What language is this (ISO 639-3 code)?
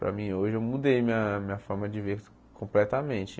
por